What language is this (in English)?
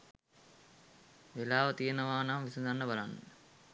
Sinhala